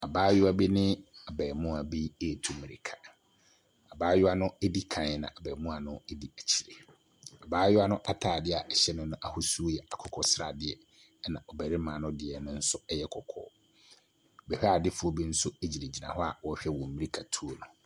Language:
Akan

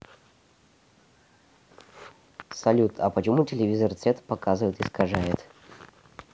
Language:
Russian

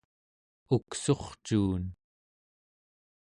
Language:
Central Yupik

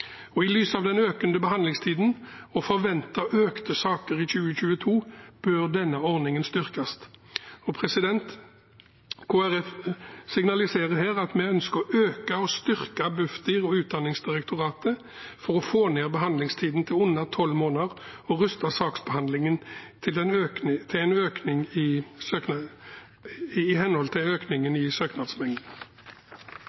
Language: Norwegian Bokmål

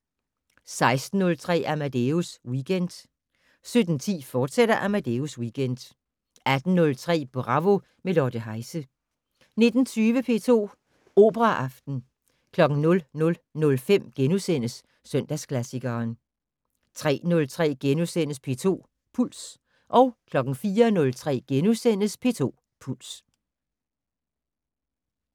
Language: Danish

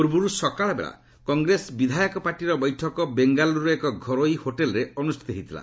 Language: Odia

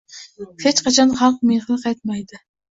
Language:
Uzbek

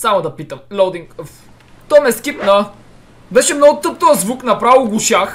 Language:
Bulgarian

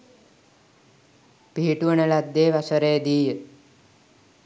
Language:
Sinhala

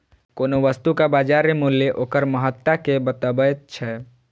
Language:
Maithili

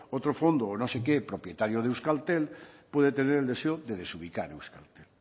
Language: Spanish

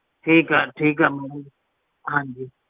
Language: Punjabi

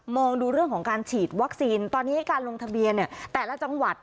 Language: Thai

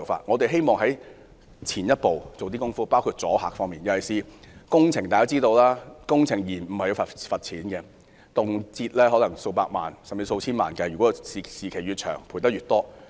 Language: Cantonese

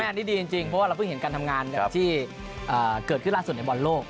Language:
Thai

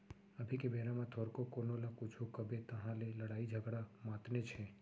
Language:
Chhattisgarhi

